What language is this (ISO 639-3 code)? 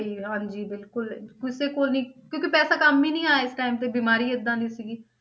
pan